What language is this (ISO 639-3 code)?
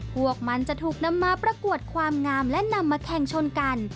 tha